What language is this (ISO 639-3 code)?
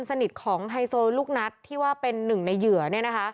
tha